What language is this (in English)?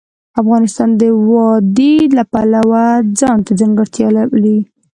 Pashto